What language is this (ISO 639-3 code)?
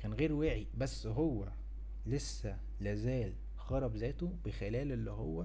ara